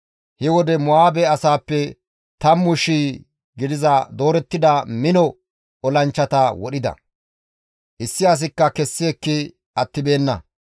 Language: Gamo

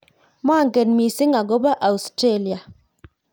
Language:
Kalenjin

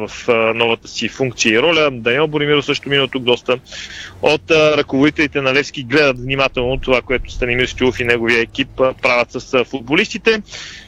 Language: Bulgarian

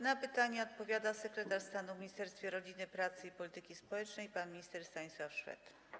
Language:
Polish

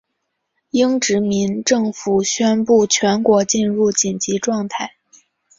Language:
Chinese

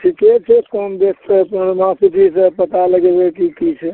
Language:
Maithili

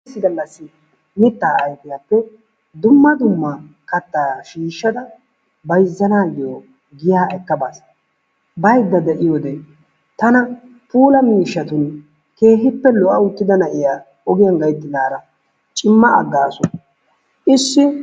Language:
Wolaytta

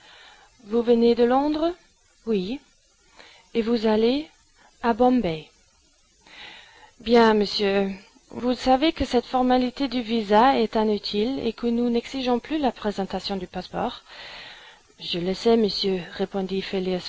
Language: French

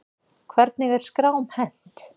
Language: Icelandic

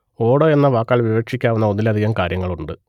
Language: Malayalam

